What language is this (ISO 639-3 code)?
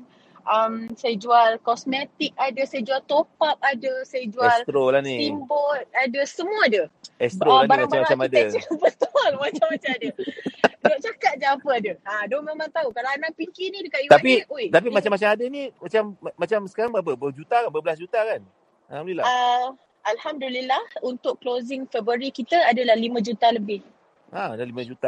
msa